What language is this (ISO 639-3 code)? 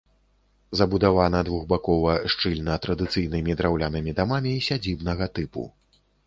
bel